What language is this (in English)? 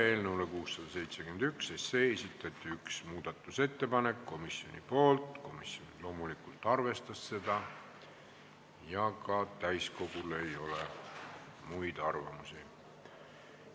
Estonian